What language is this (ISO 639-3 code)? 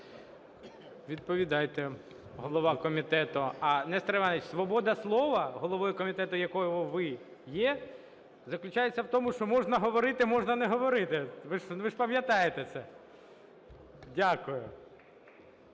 ukr